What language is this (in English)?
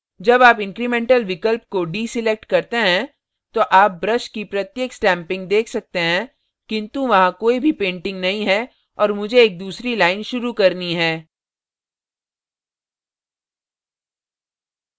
Hindi